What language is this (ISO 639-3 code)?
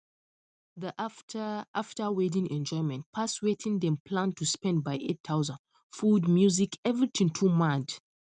pcm